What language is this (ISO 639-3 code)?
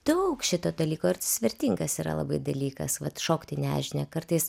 lit